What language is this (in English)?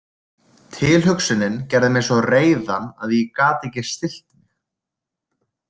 Icelandic